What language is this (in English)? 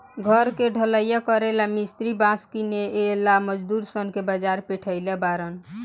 Bhojpuri